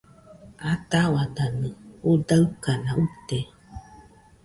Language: Nüpode Huitoto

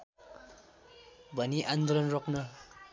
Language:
Nepali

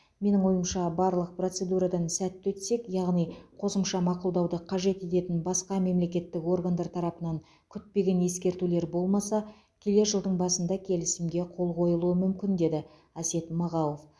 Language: Kazakh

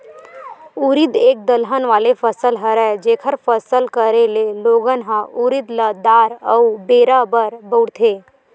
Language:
Chhattisgarhi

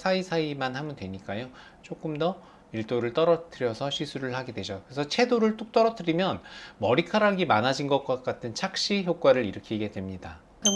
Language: Korean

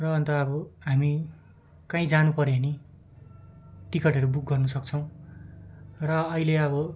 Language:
Nepali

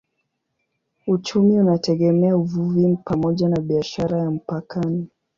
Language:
Swahili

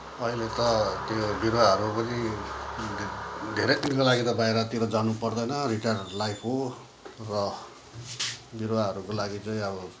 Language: Nepali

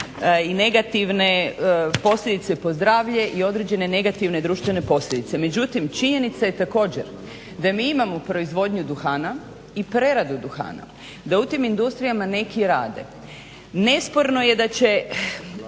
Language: Croatian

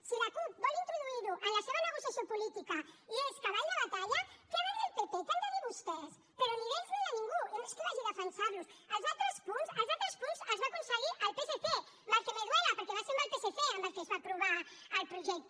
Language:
Catalan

